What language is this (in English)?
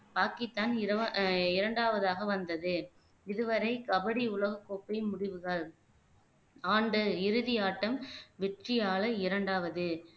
Tamil